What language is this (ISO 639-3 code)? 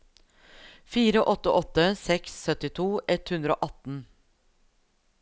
nor